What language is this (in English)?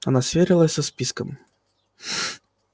Russian